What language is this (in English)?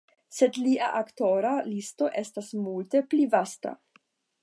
Esperanto